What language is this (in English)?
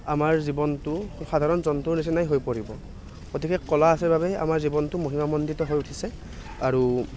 Assamese